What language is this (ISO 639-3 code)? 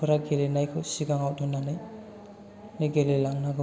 brx